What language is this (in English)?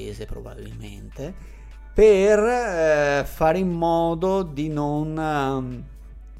Italian